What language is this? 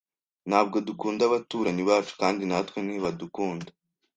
Kinyarwanda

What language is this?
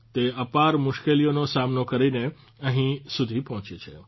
Gujarati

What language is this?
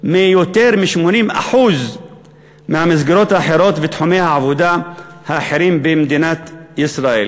Hebrew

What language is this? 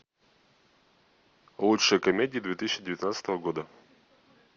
Russian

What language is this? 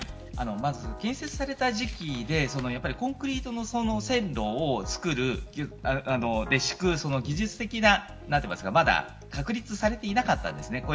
Japanese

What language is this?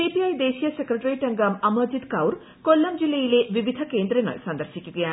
Malayalam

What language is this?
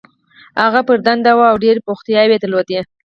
Pashto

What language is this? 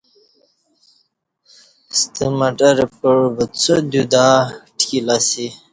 Kati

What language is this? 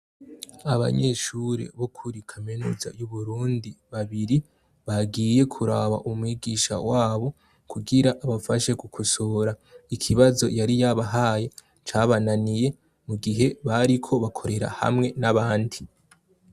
Rundi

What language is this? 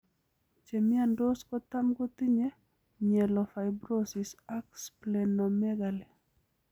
Kalenjin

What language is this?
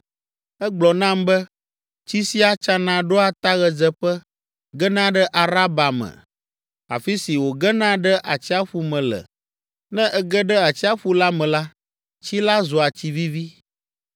Ewe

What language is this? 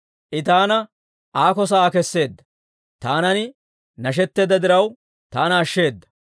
Dawro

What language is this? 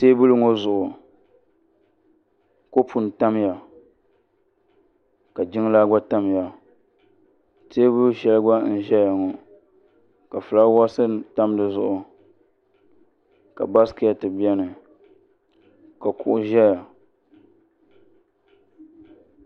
Dagbani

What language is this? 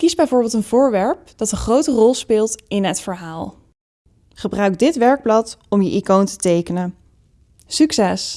Dutch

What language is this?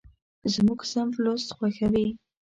Pashto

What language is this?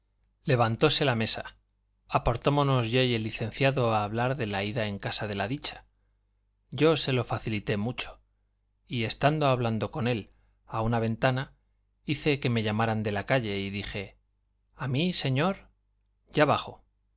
Spanish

